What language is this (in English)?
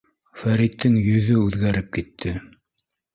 Bashkir